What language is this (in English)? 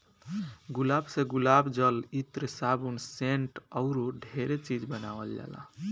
Bhojpuri